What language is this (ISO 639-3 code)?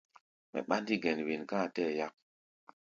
gba